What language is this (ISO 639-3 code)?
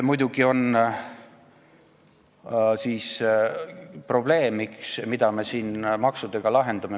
est